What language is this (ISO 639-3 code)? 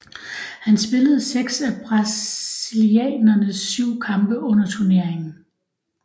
dan